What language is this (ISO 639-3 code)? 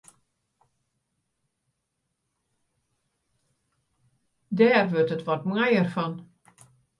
fry